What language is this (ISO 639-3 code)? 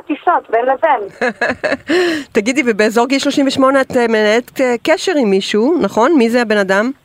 heb